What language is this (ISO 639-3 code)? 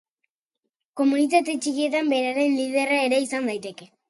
eus